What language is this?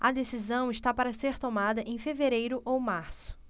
Portuguese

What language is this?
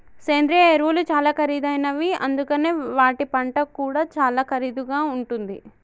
Telugu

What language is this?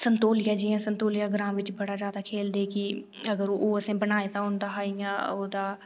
Dogri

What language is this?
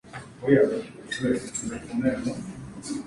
Spanish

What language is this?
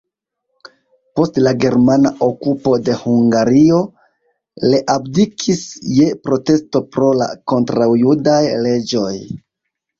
Esperanto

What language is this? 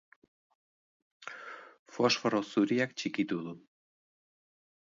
Basque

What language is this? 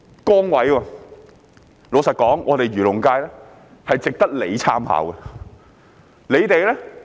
Cantonese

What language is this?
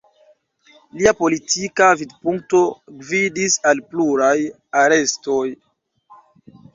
Esperanto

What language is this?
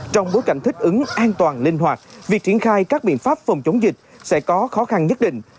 Vietnamese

